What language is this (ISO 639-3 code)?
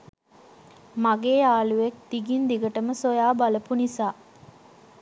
sin